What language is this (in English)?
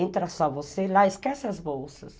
Portuguese